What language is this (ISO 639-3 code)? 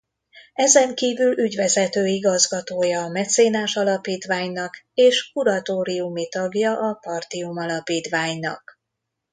hun